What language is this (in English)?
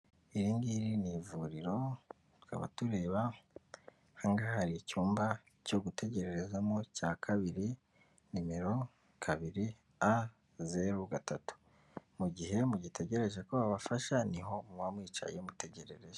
Kinyarwanda